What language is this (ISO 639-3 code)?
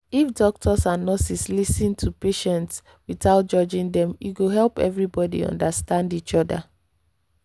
pcm